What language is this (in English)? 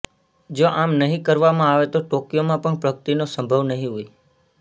Gujarati